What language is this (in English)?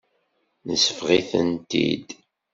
Kabyle